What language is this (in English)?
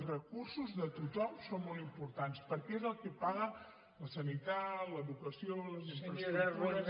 Catalan